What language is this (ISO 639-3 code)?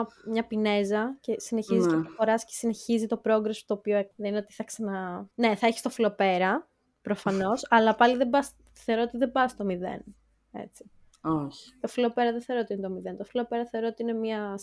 ell